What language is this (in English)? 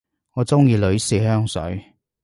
Cantonese